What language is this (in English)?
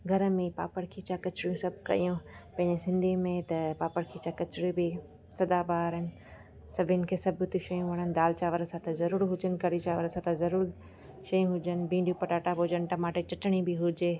Sindhi